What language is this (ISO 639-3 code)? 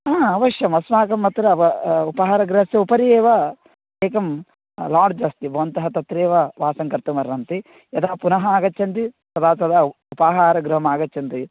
san